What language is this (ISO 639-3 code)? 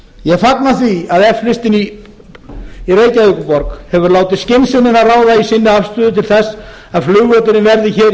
isl